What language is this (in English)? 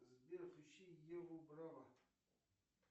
Russian